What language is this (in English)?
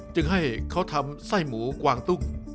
Thai